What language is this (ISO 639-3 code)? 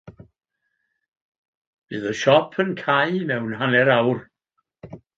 cym